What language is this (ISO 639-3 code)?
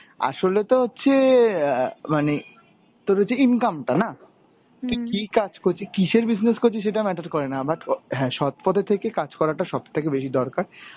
ben